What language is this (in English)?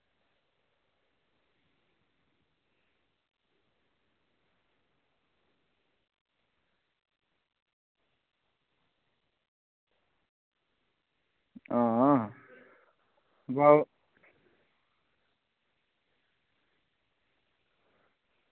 Dogri